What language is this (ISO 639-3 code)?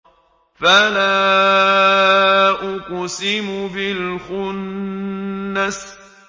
ara